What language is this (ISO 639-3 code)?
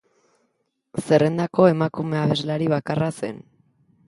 eus